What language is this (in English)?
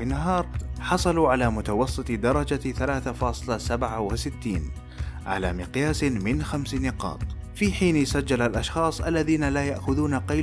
Arabic